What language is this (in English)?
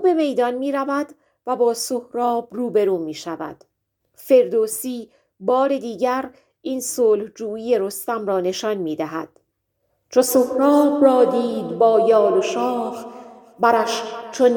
Persian